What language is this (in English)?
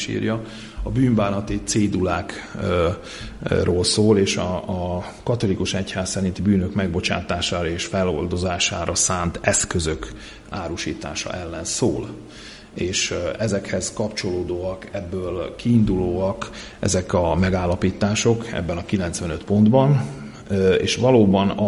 Hungarian